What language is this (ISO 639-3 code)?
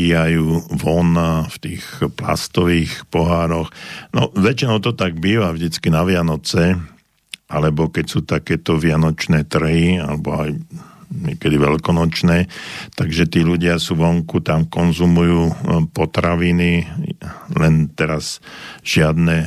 slk